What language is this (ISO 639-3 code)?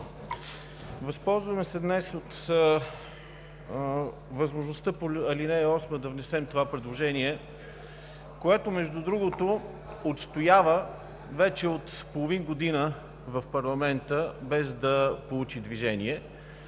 bul